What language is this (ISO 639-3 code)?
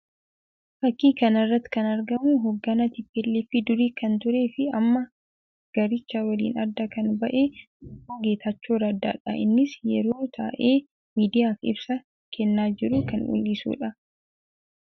orm